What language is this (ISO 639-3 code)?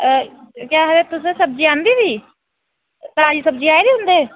doi